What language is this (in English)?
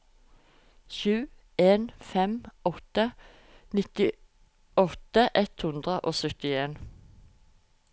Norwegian